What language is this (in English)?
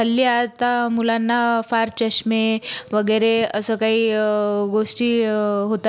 Marathi